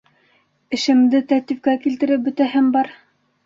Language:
Bashkir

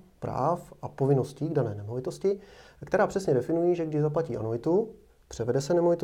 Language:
Czech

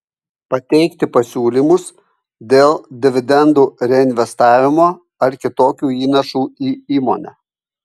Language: Lithuanian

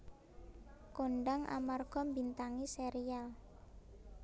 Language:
Javanese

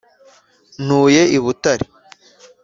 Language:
Kinyarwanda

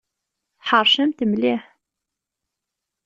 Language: Kabyle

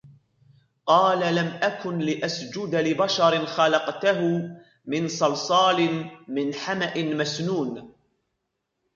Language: Arabic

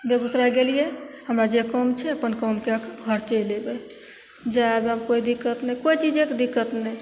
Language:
Maithili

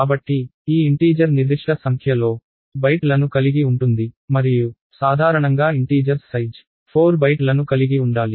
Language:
Telugu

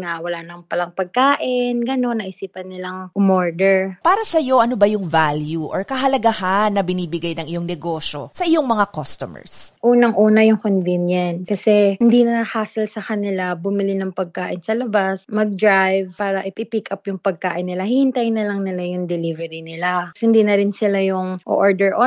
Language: Filipino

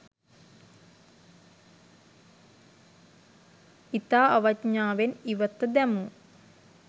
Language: Sinhala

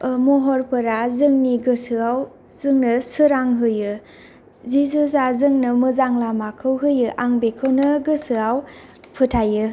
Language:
Bodo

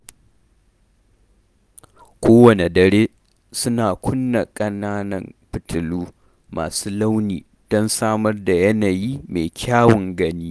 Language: Hausa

